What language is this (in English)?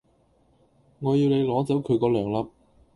Cantonese